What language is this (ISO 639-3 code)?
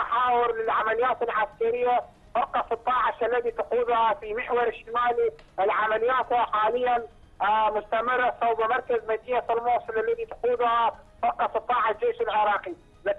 ara